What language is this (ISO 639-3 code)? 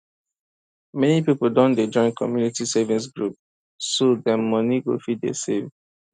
pcm